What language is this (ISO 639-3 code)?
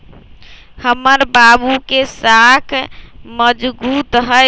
mag